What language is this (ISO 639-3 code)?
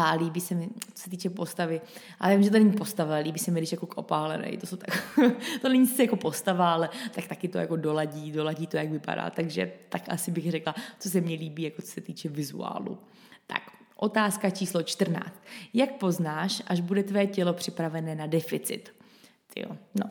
ces